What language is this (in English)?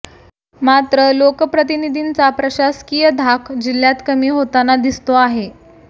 Marathi